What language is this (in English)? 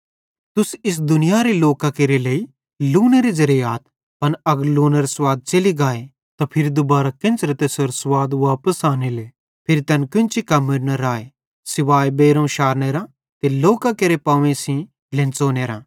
Bhadrawahi